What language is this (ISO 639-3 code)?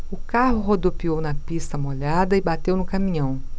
por